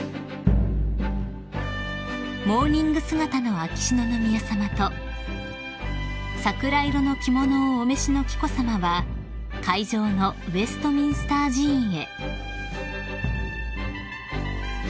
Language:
Japanese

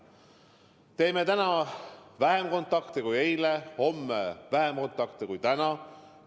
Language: Estonian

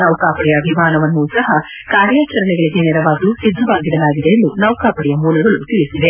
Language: Kannada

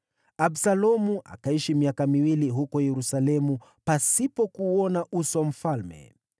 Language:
Swahili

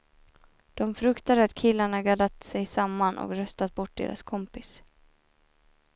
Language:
Swedish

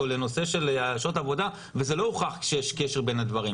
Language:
Hebrew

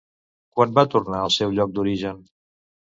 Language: Catalan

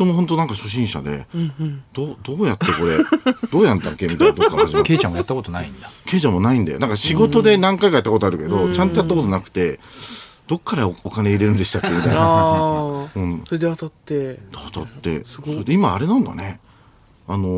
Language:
Japanese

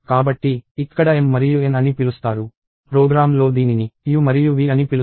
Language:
Telugu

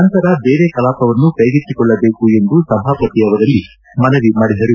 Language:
Kannada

